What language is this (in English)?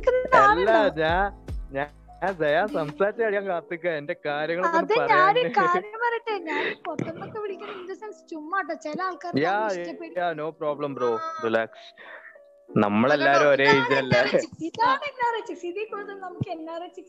Malayalam